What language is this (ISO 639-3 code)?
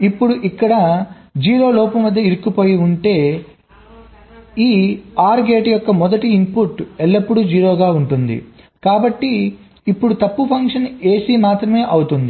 tel